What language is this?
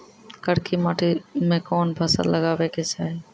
Maithili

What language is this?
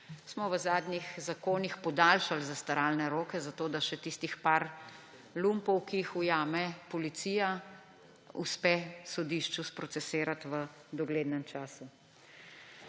Slovenian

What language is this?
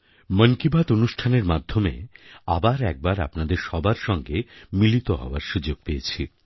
Bangla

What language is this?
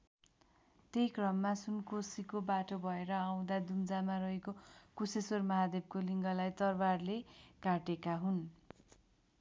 Nepali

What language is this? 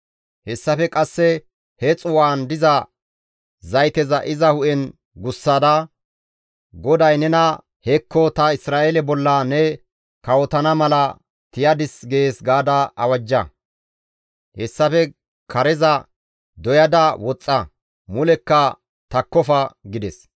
Gamo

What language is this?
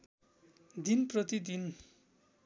Nepali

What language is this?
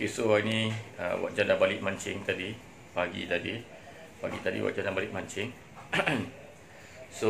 Malay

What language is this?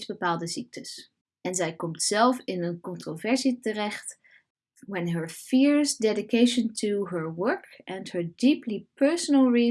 Dutch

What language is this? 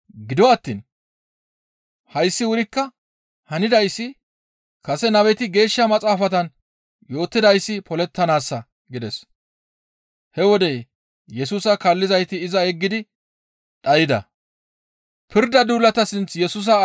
Gamo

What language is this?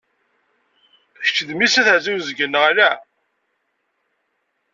Kabyle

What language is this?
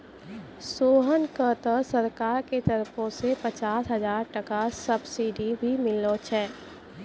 Maithili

